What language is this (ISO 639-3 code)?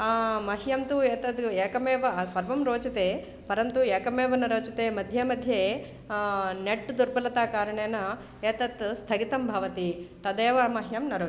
san